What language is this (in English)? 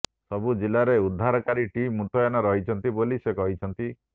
Odia